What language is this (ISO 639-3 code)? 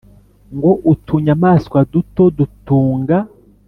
kin